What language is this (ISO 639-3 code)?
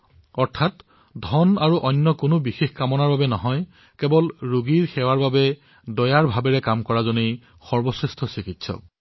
asm